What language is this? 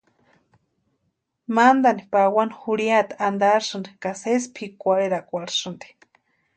Western Highland Purepecha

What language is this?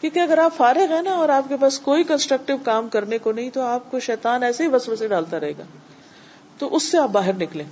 Urdu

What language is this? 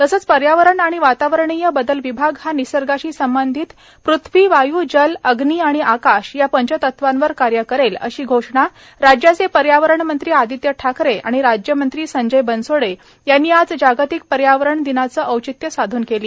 Marathi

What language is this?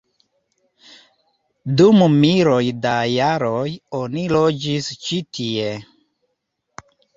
Esperanto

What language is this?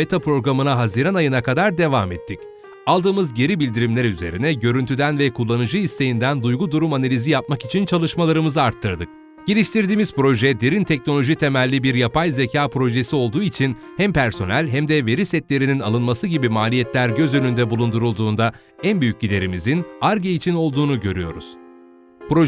Turkish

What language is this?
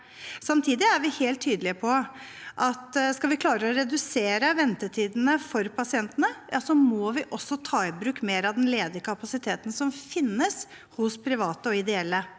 Norwegian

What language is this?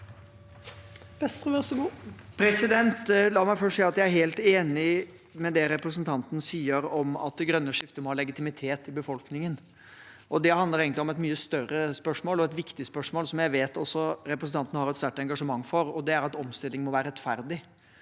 Norwegian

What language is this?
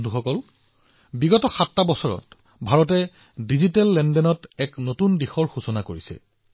Assamese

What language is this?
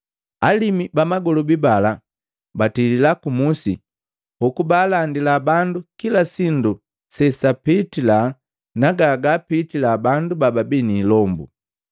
Matengo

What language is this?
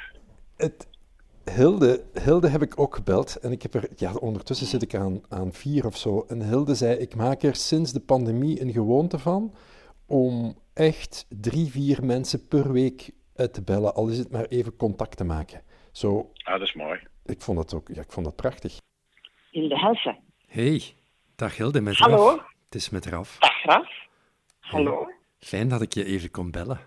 Dutch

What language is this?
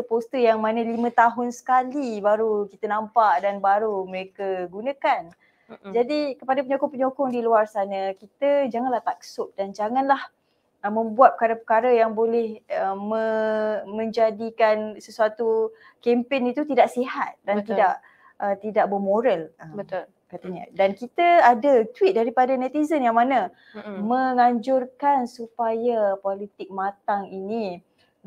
Malay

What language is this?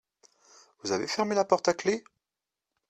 French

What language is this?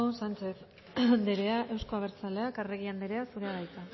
Basque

